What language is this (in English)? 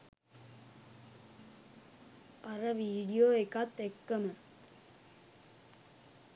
Sinhala